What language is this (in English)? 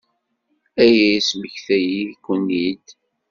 Kabyle